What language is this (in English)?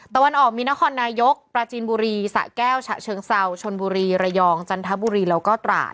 Thai